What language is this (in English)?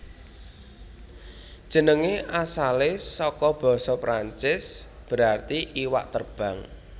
Javanese